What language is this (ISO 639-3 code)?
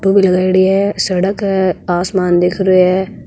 mwr